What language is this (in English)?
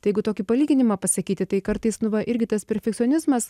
Lithuanian